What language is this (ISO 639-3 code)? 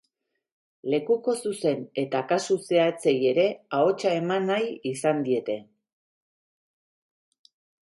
eus